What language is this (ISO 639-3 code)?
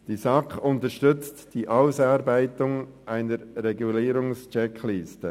gsw